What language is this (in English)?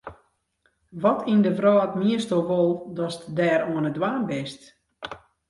Western Frisian